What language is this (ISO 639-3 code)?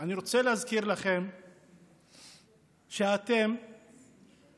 heb